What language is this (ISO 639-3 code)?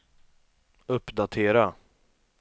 swe